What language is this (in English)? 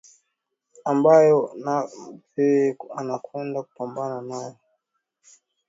Swahili